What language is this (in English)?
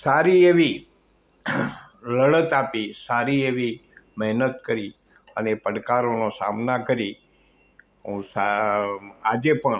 Gujarati